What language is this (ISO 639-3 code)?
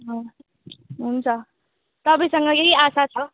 nep